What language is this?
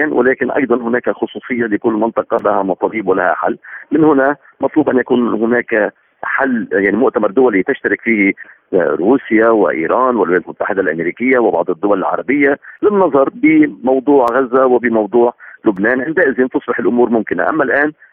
Arabic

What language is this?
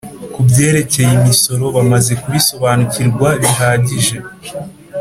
Kinyarwanda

